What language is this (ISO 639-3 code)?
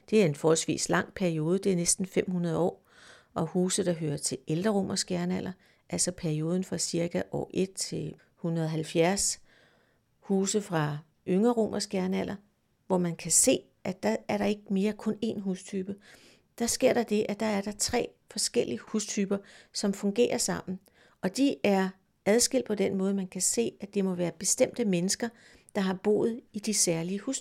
dan